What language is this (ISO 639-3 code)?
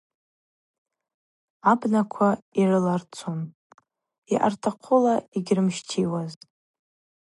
abq